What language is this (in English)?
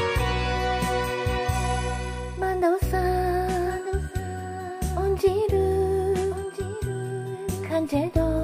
Japanese